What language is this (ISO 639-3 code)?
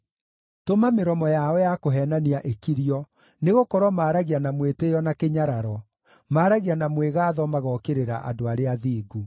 kik